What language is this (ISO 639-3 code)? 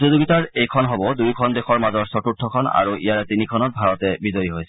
asm